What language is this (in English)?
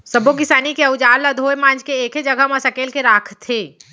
Chhattisgarhi